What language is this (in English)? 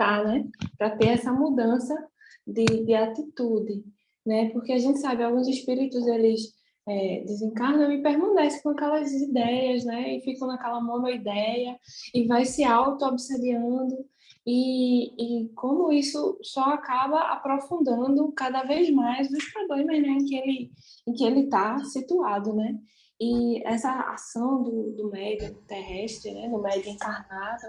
Portuguese